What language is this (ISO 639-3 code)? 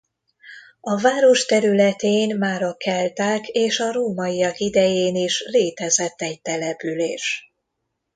hun